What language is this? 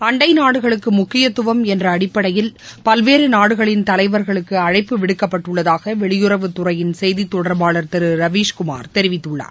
Tamil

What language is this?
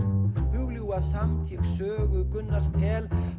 Icelandic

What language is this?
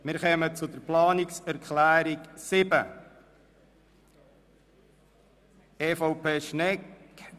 Swiss German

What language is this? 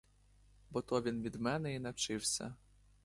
Ukrainian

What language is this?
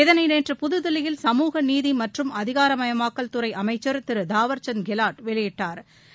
Tamil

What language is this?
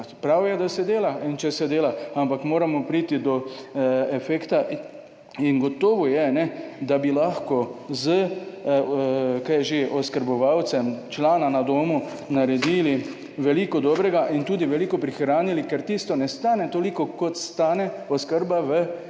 Slovenian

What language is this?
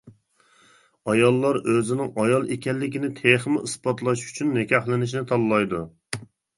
Uyghur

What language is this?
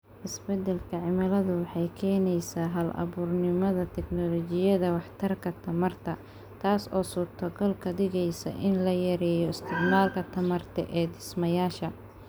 Somali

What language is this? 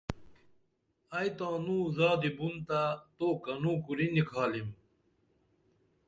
Dameli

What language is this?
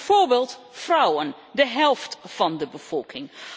Dutch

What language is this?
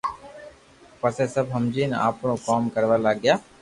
Loarki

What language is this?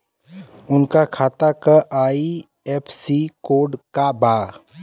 Bhojpuri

